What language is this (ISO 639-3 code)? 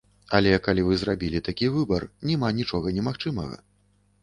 bel